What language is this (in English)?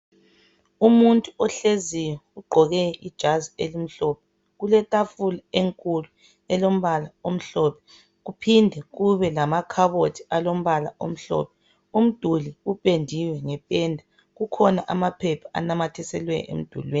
North Ndebele